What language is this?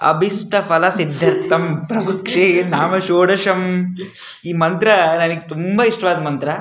Kannada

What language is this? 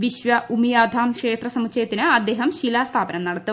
Malayalam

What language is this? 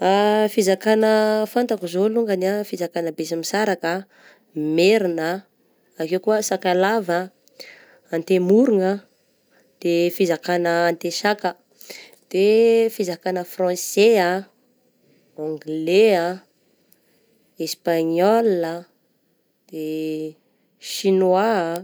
Southern Betsimisaraka Malagasy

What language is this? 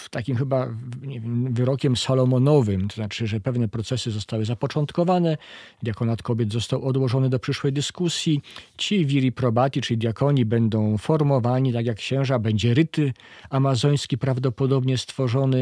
Polish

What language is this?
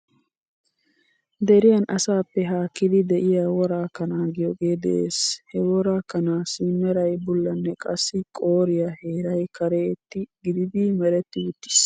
Wolaytta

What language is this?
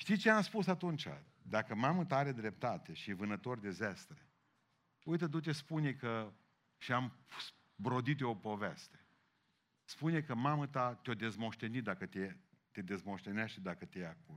Romanian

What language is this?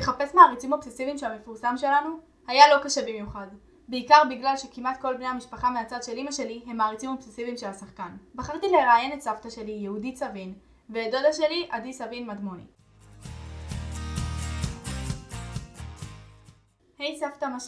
Hebrew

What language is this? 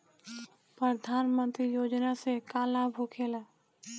Bhojpuri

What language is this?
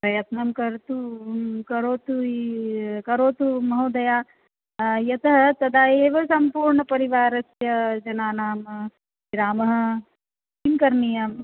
Sanskrit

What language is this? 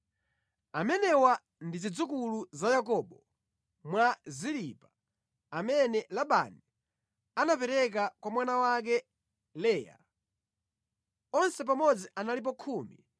Nyanja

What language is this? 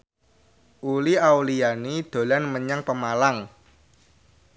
Javanese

